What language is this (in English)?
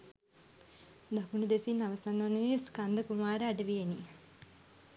Sinhala